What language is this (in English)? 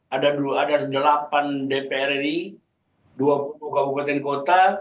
Indonesian